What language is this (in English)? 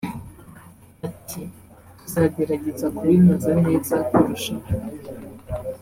Kinyarwanda